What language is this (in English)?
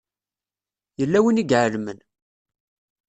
Kabyle